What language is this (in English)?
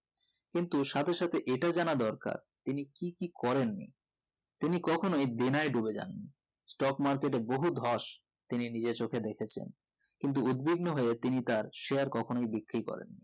Bangla